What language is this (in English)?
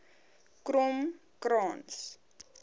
Afrikaans